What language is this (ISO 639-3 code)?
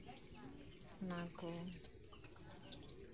sat